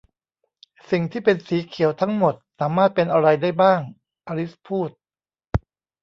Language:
Thai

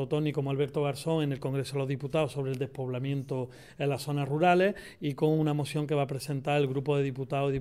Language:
Spanish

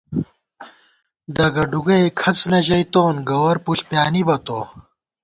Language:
Gawar-Bati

